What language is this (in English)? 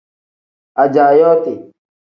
Tem